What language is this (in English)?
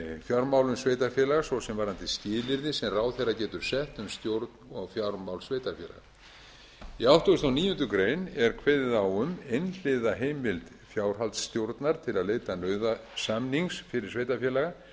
Icelandic